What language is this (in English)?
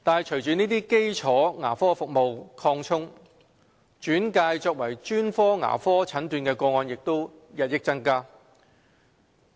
Cantonese